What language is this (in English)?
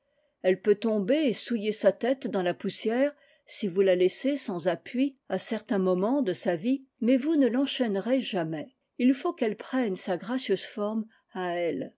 French